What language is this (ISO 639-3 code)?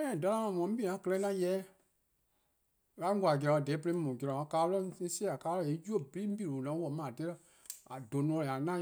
kqo